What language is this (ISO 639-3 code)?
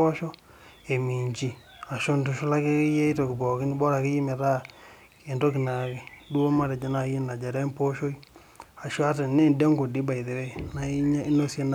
mas